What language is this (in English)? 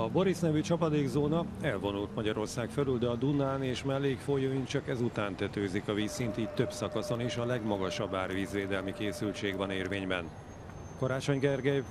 Hungarian